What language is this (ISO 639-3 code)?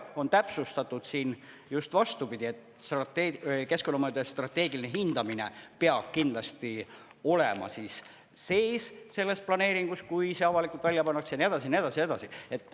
est